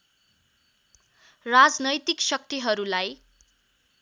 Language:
Nepali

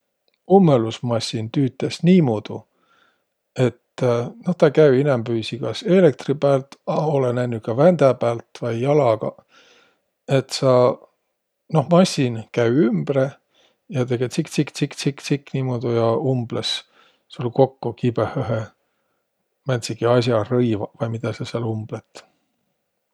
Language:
Võro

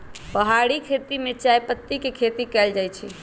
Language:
Magahi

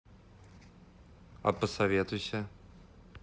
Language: Russian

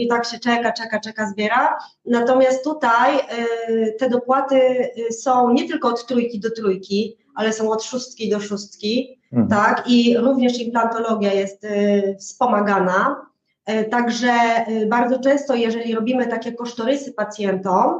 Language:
Polish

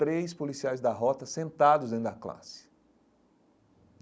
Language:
Portuguese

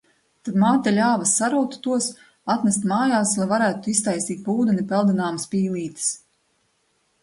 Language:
Latvian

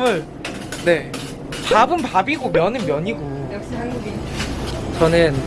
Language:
Korean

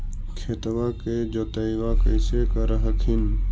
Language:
Magahi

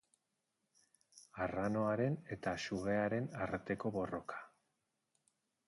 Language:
Basque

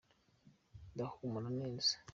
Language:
Kinyarwanda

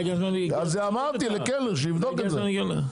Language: Hebrew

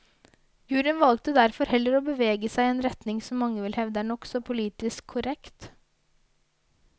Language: Norwegian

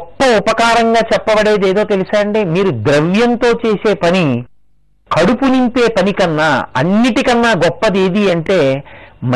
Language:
Telugu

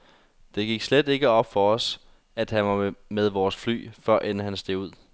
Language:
Danish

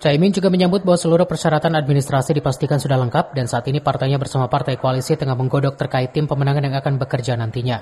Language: Indonesian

